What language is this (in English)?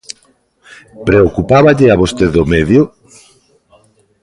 Galician